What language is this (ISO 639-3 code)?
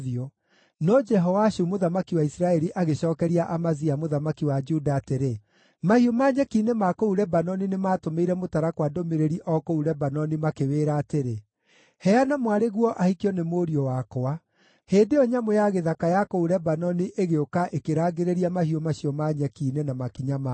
kik